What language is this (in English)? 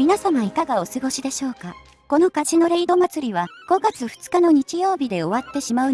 Japanese